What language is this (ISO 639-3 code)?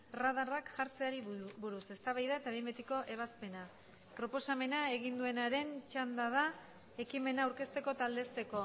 eus